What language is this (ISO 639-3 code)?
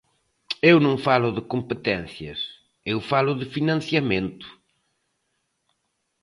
glg